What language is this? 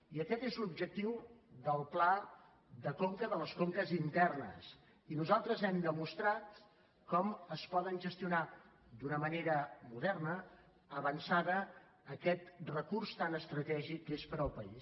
Catalan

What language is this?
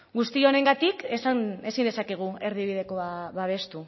Basque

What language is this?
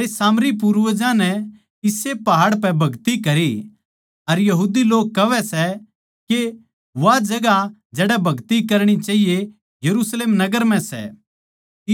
Haryanvi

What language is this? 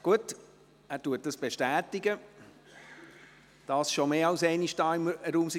Swiss German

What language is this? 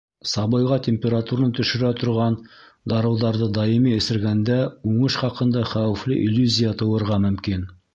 Bashkir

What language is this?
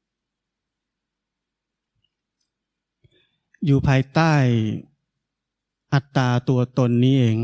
Thai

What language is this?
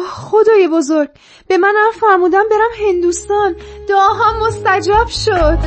Persian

